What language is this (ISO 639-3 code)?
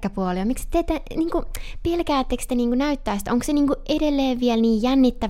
fin